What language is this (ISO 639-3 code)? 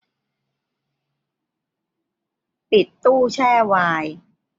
tha